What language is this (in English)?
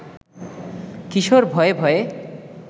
Bangla